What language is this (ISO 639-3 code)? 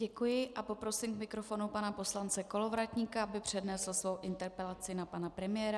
ces